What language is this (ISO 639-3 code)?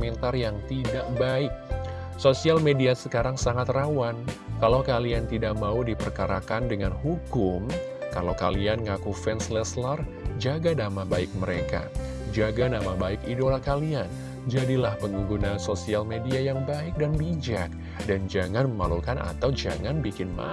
ind